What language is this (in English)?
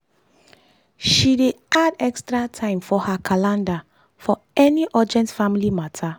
Nigerian Pidgin